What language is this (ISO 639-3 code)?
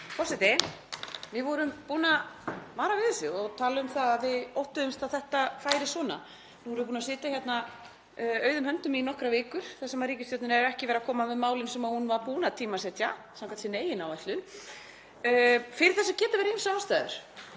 isl